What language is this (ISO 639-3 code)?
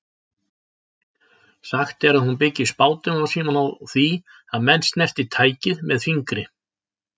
isl